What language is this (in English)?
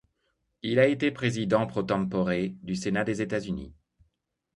French